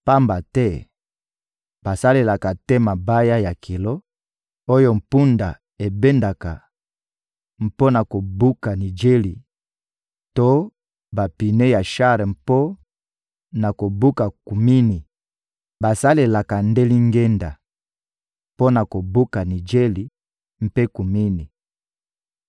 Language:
Lingala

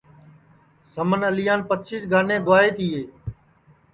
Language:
Sansi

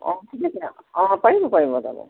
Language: Assamese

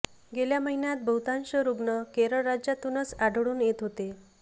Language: Marathi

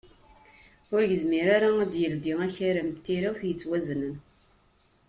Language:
Kabyle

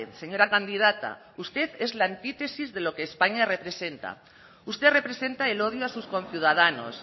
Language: Spanish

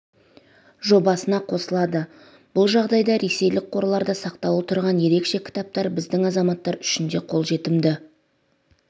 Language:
Kazakh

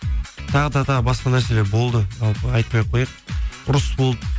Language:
Kazakh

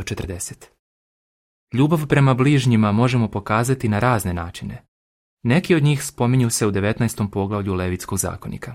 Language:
Croatian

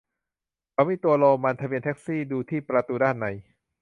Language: Thai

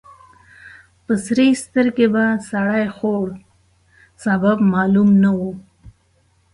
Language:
Pashto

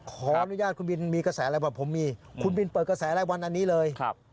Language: Thai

